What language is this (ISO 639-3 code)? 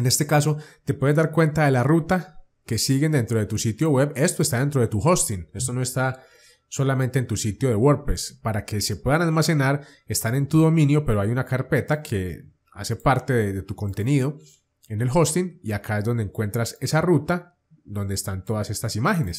spa